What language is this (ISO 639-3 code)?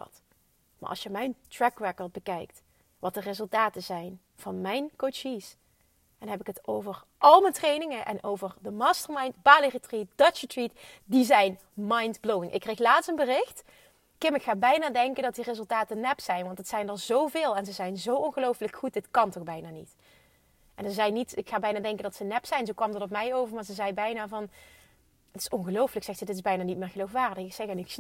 nld